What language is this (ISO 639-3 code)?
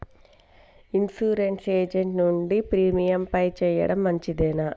tel